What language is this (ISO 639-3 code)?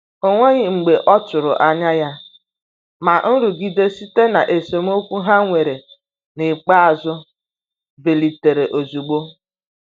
ibo